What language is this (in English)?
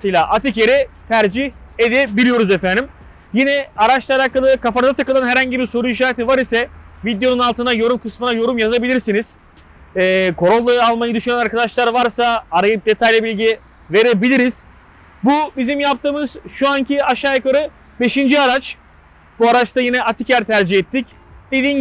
Turkish